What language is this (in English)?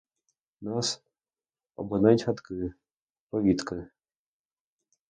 Ukrainian